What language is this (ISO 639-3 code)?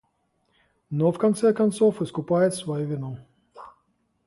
rus